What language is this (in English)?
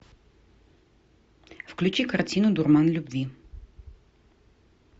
Russian